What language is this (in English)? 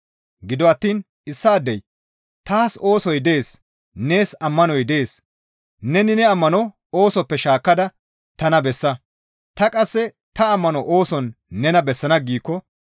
Gamo